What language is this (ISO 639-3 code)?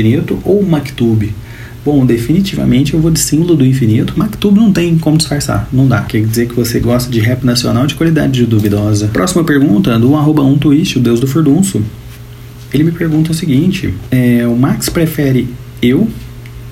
por